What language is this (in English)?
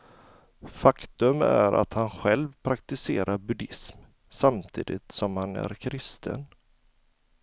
Swedish